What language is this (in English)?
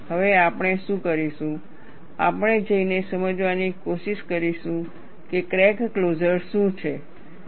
Gujarati